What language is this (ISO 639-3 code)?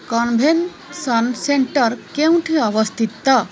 ori